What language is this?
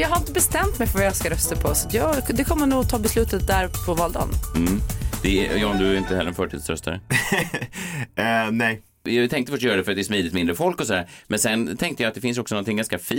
Swedish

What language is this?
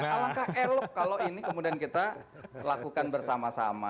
Indonesian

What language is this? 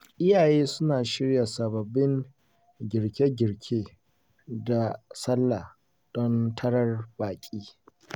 Hausa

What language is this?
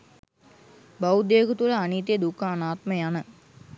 Sinhala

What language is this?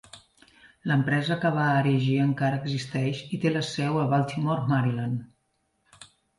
Catalan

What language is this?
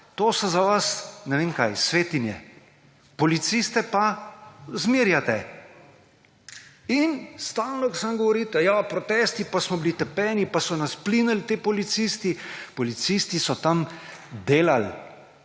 Slovenian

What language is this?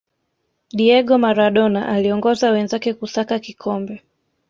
Swahili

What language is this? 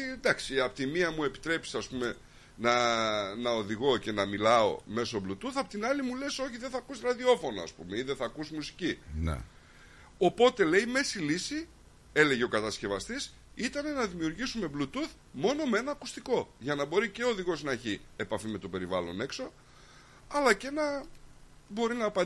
Greek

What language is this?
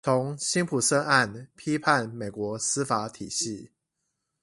Chinese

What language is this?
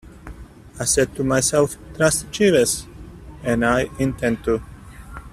English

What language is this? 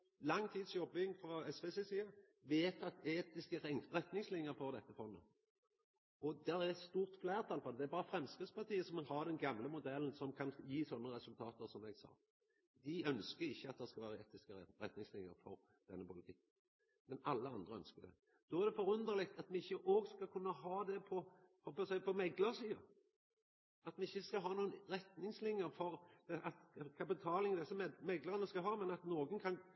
Norwegian Nynorsk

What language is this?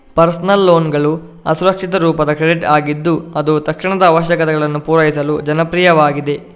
Kannada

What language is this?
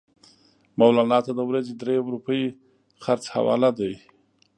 Pashto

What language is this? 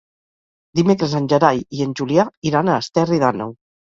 Catalan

